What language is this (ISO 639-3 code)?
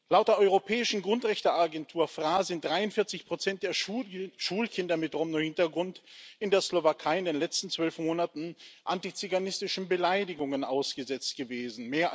deu